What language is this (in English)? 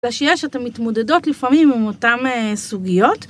Hebrew